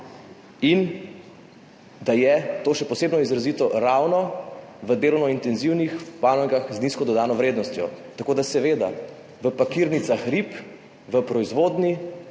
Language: Slovenian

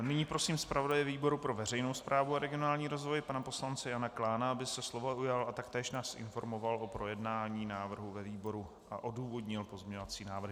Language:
Czech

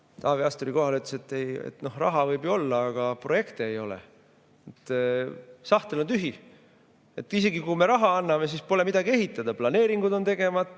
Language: Estonian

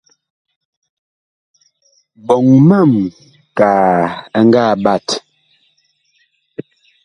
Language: Bakoko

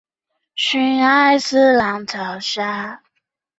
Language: Chinese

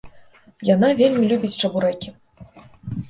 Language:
Belarusian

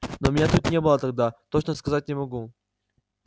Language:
Russian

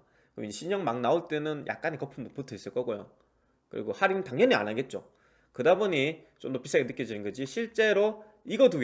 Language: Korean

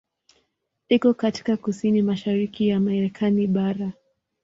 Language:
Swahili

